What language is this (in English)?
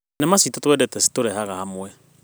Kikuyu